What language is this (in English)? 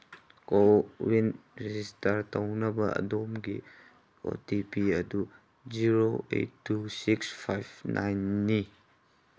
Manipuri